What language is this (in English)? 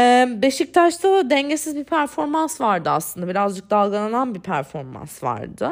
Turkish